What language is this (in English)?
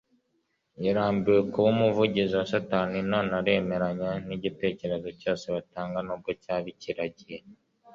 Kinyarwanda